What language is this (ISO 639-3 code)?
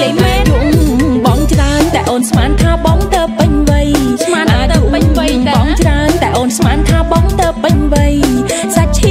tha